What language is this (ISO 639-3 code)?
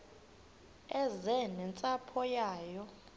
xho